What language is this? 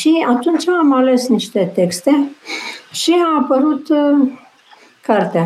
Romanian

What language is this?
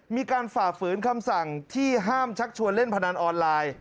Thai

